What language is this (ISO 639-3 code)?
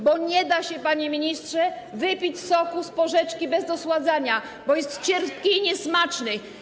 pol